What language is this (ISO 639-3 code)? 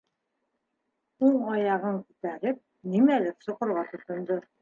bak